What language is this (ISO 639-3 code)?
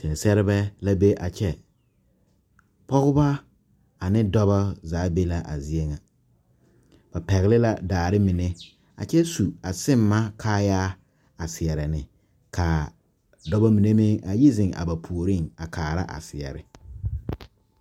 dga